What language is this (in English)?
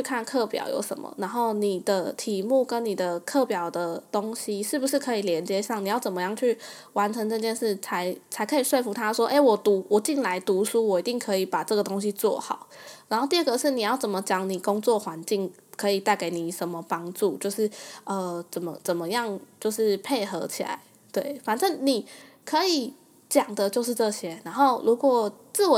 Chinese